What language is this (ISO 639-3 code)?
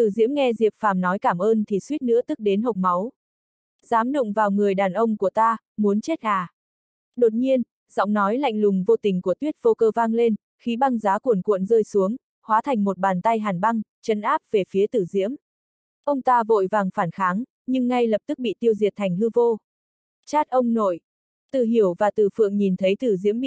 vie